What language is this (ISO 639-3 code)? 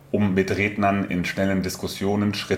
deu